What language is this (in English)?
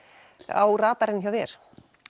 Icelandic